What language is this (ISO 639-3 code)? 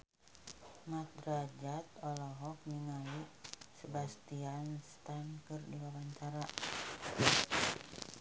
sun